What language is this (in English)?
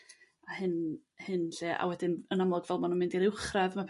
Welsh